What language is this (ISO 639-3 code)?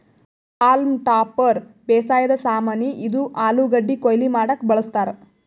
kan